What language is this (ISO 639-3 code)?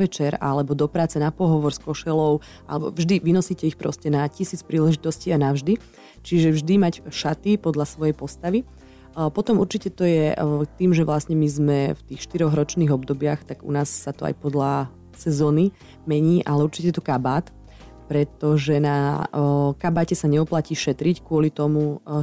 slk